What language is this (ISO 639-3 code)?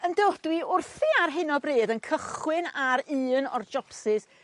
cym